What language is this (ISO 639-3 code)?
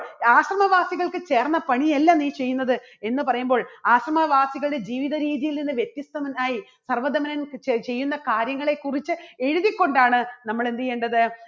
mal